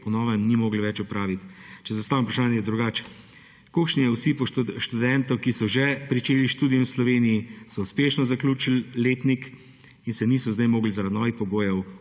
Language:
Slovenian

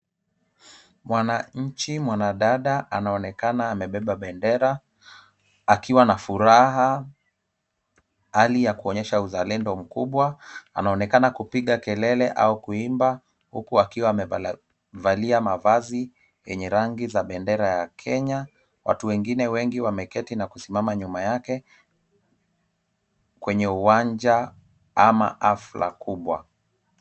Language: Swahili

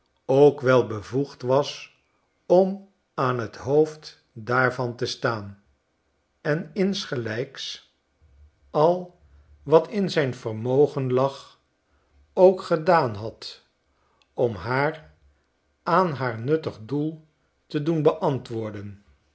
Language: Dutch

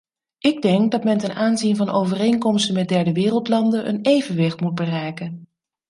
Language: Dutch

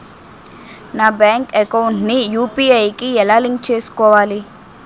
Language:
Telugu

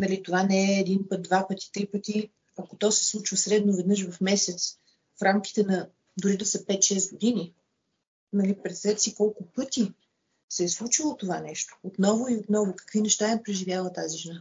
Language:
Bulgarian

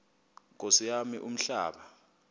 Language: Xhosa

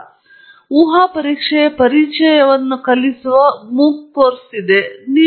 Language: Kannada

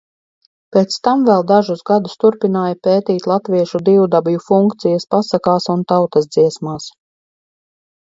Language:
Latvian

